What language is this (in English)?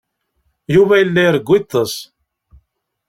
Kabyle